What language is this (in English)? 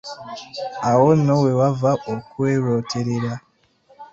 Ganda